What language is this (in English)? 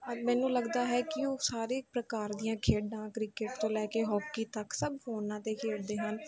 Punjabi